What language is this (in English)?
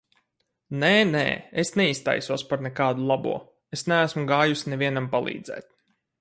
Latvian